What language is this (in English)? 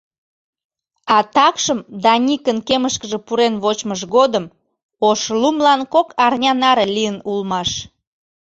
Mari